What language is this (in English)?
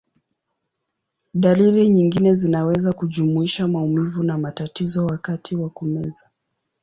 Swahili